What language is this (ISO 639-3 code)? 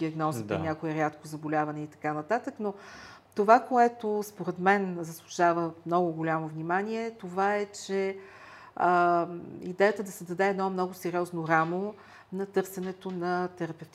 bul